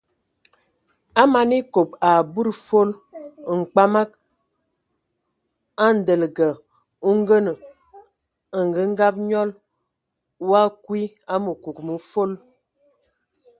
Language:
Ewondo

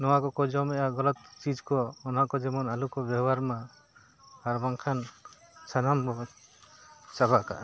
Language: Santali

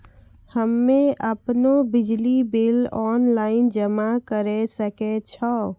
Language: Maithili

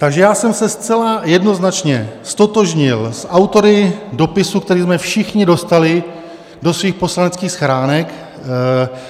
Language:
Czech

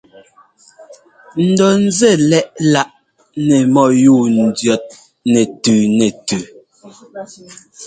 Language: Ngomba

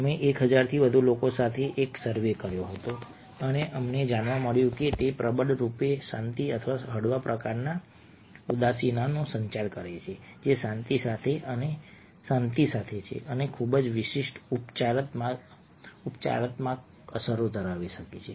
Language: Gujarati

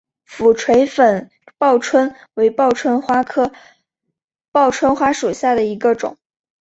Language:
Chinese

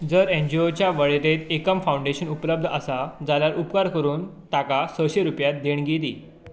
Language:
Konkani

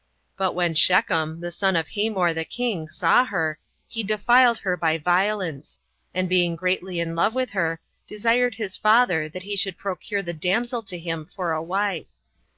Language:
English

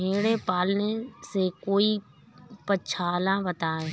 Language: Hindi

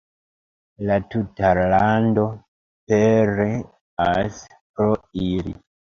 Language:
Esperanto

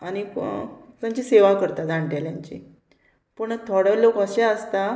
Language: Konkani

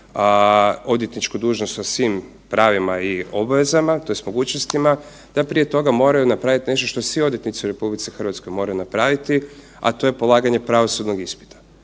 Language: Croatian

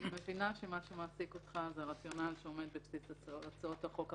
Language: Hebrew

